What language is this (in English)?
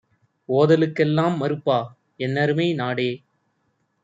Tamil